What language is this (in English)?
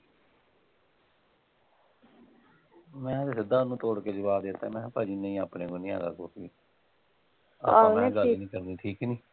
Punjabi